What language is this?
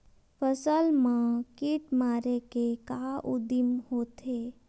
Chhattisgarhi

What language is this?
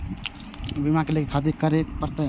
Maithili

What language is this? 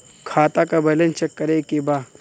Bhojpuri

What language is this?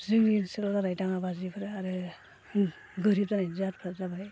Bodo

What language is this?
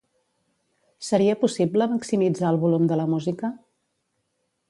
Catalan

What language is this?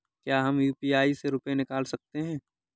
Hindi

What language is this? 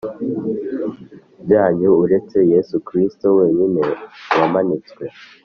Kinyarwanda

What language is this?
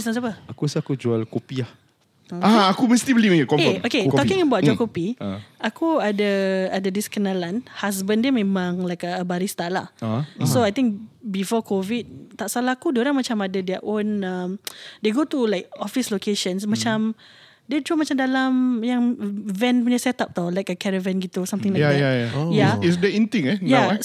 Malay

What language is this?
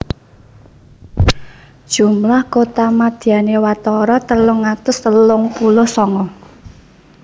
Javanese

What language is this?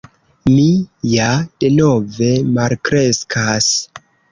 Esperanto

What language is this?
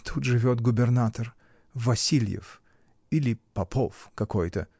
Russian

